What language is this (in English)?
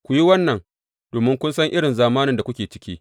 Hausa